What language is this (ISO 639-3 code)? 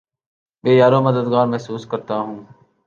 urd